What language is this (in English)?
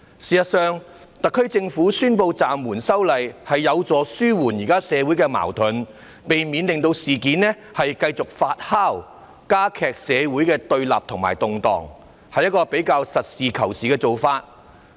Cantonese